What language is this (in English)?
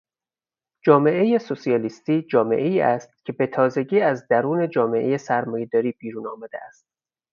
Persian